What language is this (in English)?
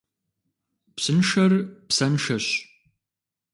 Kabardian